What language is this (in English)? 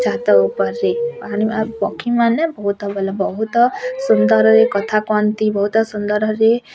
Odia